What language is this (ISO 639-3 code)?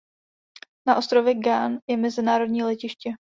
ces